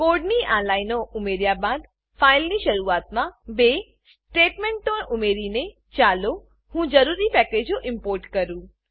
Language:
Gujarati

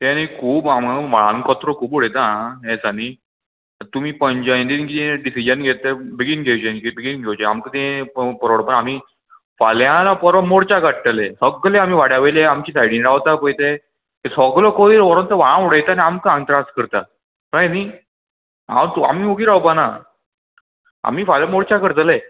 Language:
Konkani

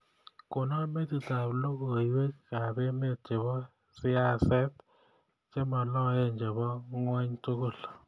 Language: Kalenjin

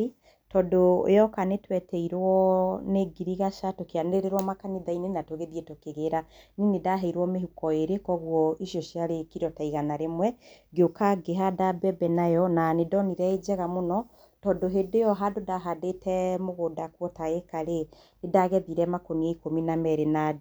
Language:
Kikuyu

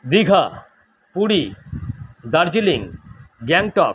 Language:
Bangla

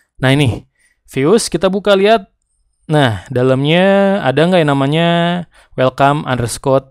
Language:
Indonesian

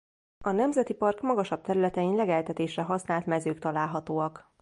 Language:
Hungarian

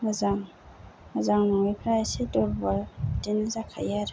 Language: Bodo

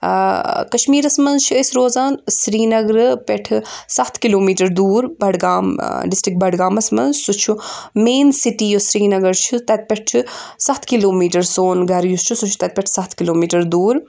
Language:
Kashmiri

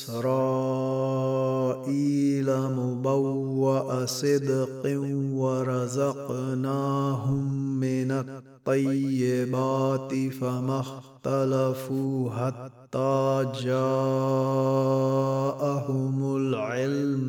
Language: Arabic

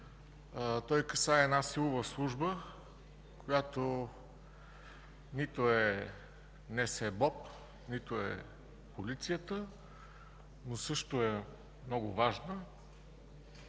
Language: Bulgarian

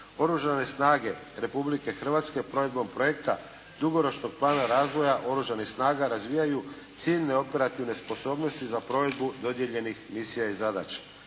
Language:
Croatian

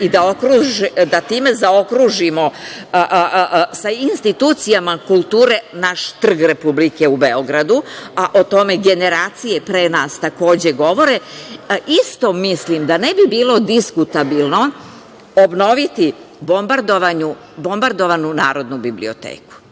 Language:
Serbian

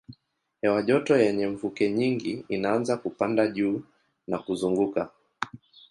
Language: Swahili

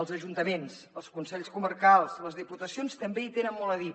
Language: Catalan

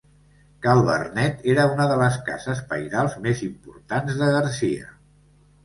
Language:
Catalan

